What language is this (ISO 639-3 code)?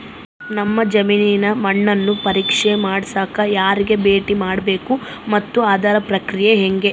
kan